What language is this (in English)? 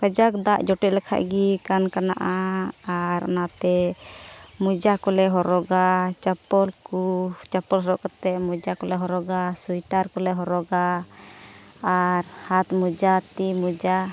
Santali